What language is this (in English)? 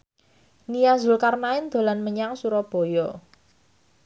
Javanese